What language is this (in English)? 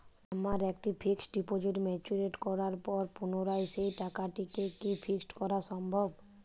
Bangla